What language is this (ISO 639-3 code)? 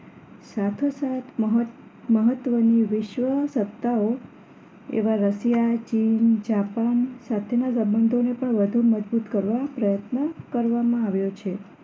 guj